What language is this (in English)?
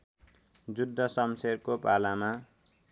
Nepali